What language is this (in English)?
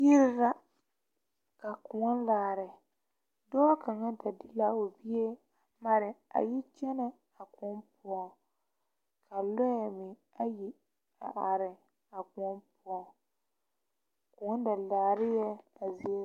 Southern Dagaare